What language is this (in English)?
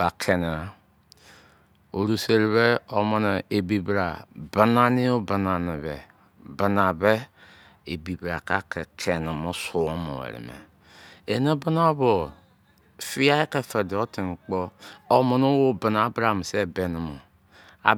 Izon